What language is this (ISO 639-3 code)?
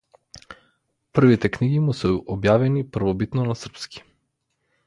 mkd